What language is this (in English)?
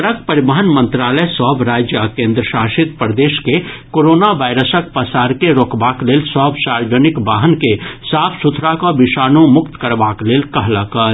Maithili